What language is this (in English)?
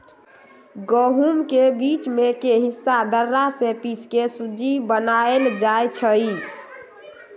Magahi